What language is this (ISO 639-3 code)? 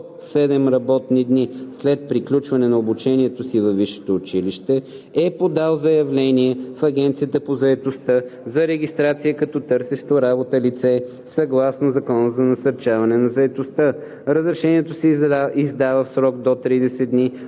bul